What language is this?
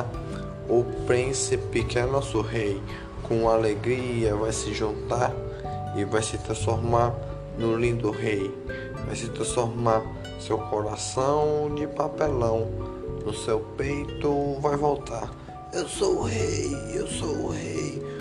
Portuguese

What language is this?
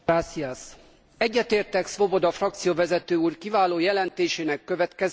Hungarian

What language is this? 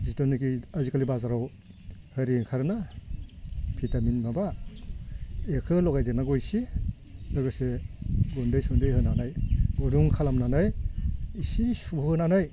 Bodo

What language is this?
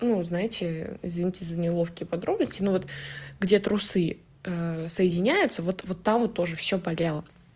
Russian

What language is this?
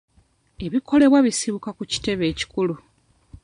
Ganda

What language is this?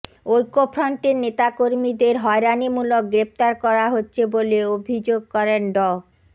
Bangla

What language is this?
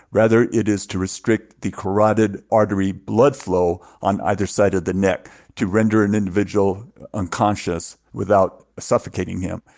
English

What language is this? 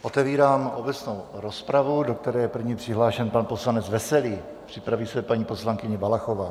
Czech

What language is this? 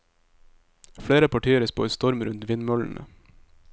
Norwegian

